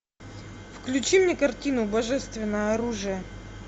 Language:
Russian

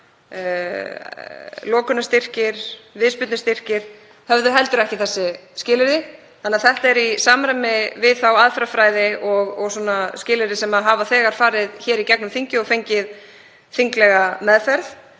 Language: Icelandic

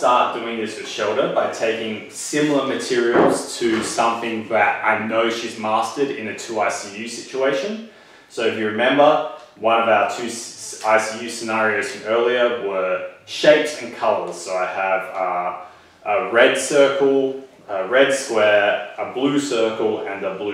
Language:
English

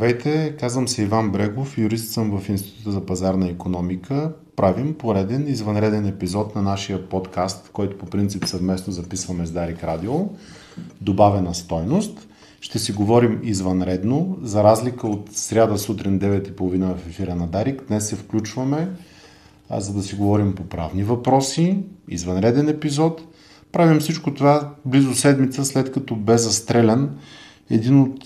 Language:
Bulgarian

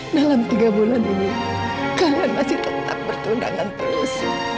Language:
Indonesian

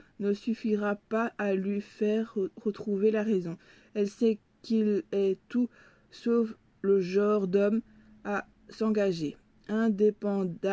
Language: French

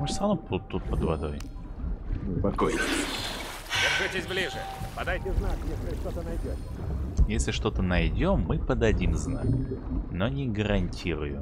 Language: Russian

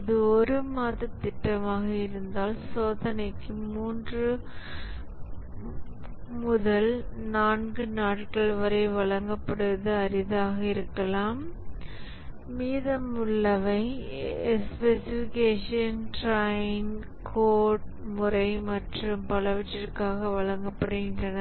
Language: Tamil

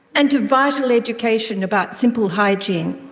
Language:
English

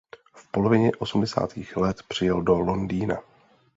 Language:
Czech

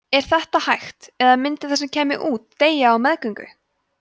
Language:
Icelandic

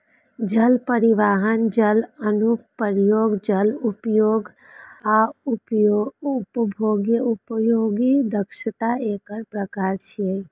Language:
Maithili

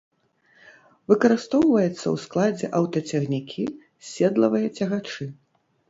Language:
Belarusian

